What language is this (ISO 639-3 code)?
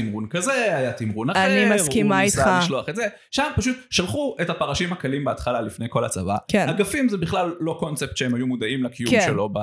heb